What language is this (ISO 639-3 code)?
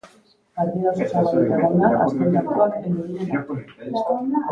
eus